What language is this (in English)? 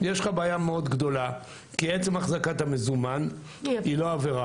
Hebrew